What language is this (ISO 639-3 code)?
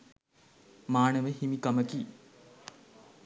sin